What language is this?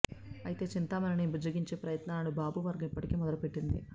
Telugu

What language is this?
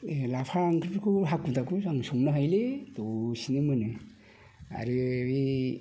Bodo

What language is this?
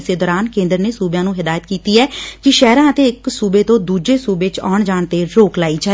Punjabi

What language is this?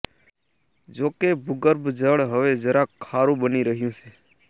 Gujarati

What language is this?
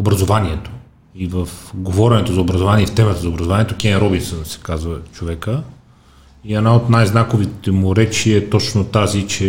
Bulgarian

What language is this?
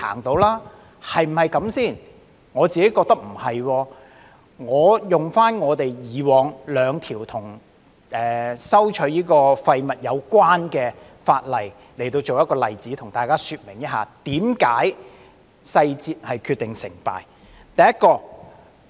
Cantonese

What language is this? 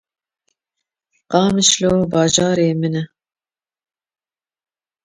Kurdish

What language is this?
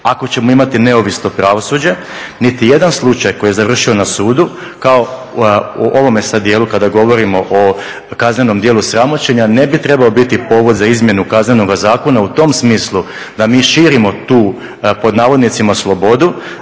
Croatian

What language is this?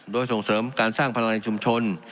Thai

